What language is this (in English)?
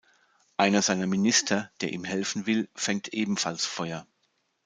German